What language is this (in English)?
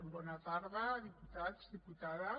Catalan